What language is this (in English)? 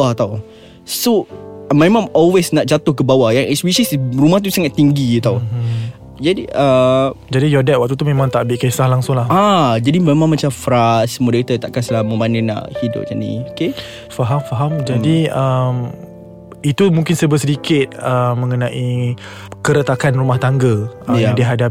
Malay